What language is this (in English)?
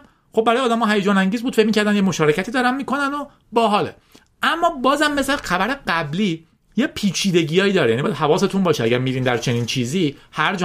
Persian